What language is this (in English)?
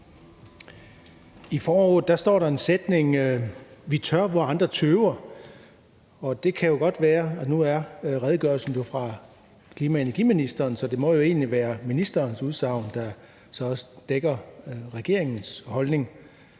Danish